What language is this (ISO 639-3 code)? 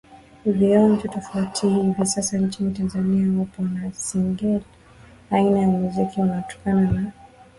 swa